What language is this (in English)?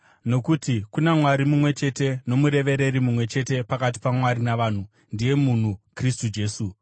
Shona